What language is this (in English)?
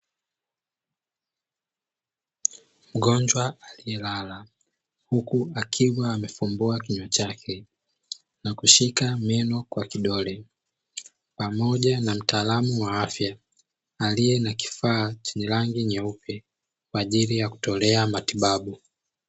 Swahili